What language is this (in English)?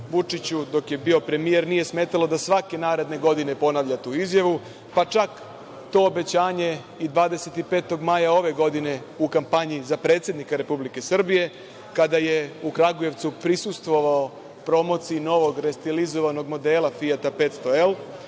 Serbian